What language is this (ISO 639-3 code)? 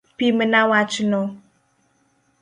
luo